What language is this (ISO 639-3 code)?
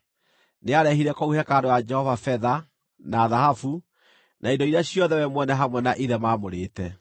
kik